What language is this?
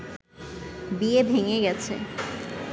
Bangla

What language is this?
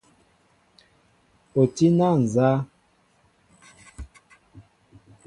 Mbo (Cameroon)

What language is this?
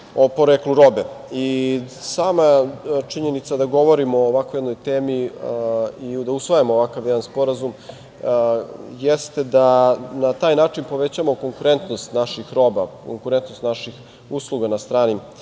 Serbian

